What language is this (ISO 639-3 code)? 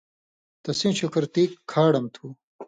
mvy